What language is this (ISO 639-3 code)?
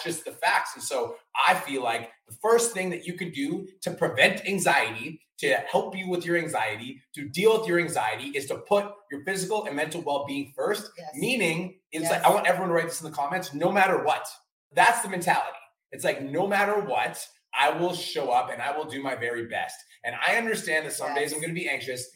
eng